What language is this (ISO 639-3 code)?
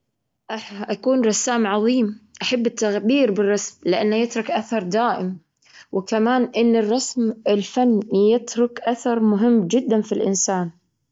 afb